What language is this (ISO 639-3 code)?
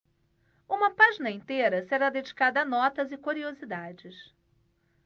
por